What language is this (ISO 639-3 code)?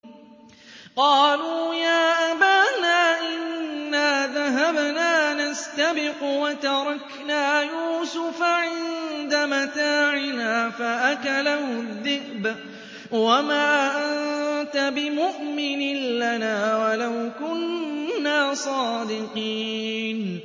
ara